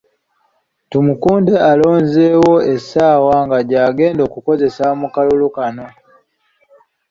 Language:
Ganda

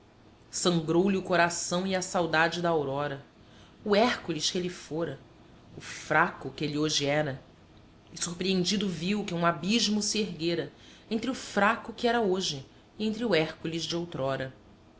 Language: Portuguese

